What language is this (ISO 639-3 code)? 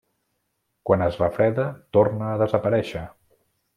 cat